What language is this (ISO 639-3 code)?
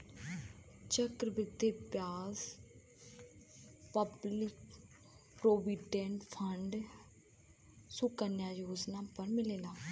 bho